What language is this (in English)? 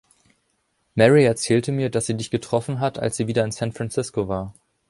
German